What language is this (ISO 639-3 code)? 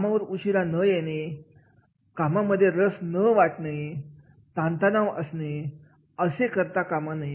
mar